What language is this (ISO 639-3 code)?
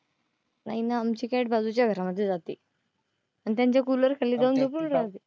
mar